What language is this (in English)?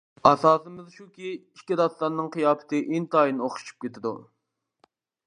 Uyghur